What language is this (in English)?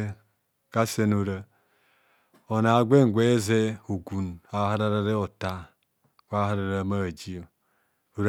Kohumono